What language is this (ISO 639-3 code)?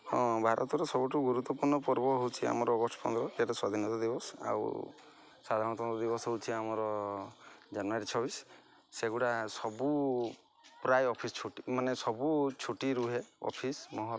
ori